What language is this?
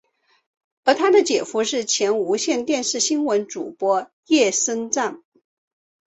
Chinese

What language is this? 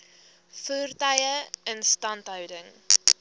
Afrikaans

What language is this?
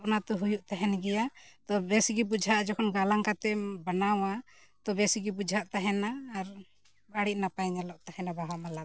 Santali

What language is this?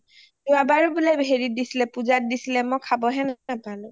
Assamese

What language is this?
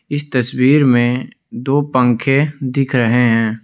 Hindi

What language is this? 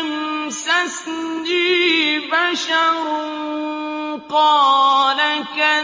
Arabic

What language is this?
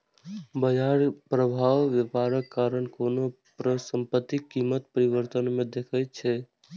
Maithili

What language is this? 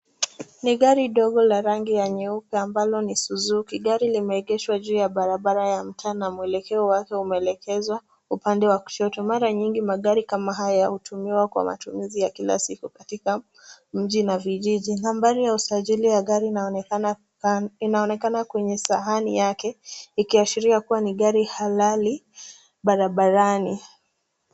Swahili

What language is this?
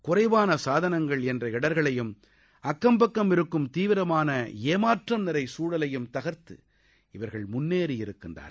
Tamil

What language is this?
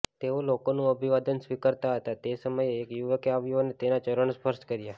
Gujarati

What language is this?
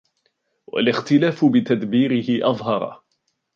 Arabic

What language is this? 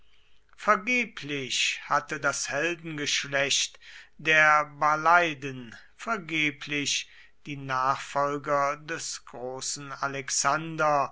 German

